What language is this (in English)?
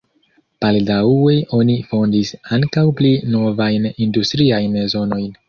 Esperanto